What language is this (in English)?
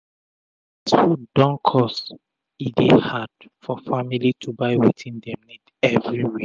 Nigerian Pidgin